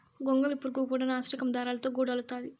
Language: Telugu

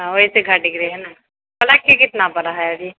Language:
Maithili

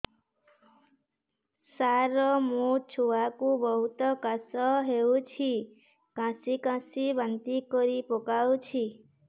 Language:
Odia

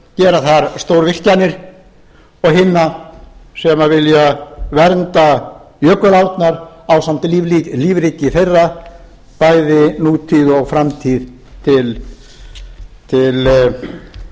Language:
Icelandic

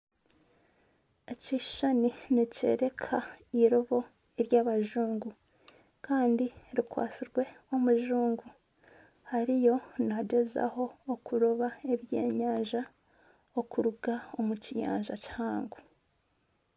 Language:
Nyankole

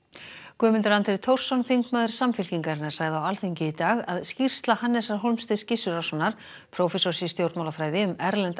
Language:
Icelandic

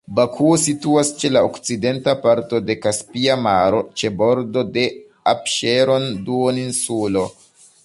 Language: Esperanto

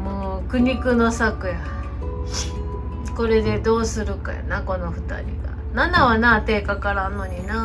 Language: Japanese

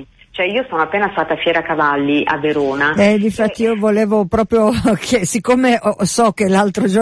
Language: Italian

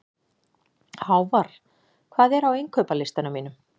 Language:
Icelandic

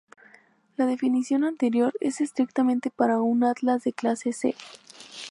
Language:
Spanish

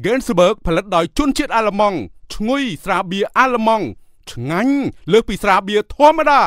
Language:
Thai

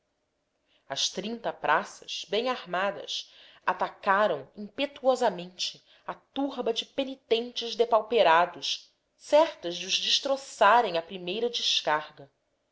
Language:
Portuguese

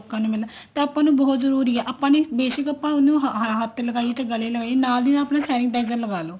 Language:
Punjabi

